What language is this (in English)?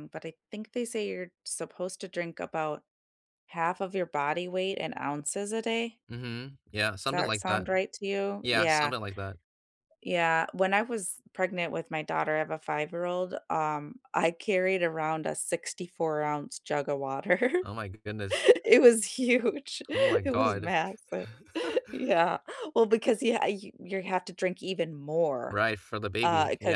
English